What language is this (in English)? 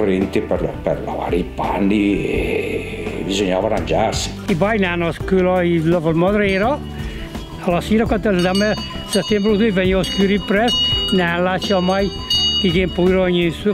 Italian